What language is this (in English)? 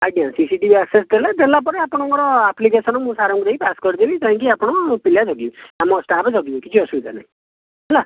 Odia